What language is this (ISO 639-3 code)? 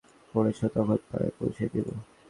ben